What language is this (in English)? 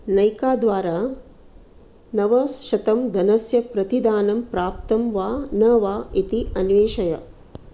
Sanskrit